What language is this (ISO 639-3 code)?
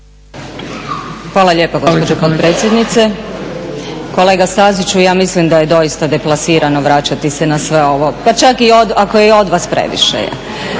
hrv